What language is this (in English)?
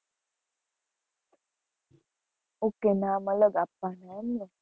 Gujarati